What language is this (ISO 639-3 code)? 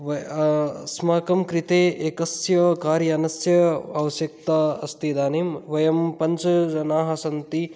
san